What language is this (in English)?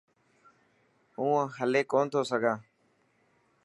Dhatki